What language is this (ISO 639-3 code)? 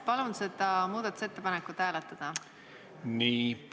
est